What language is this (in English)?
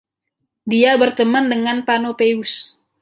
Indonesian